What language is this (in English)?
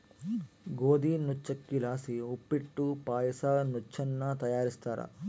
Kannada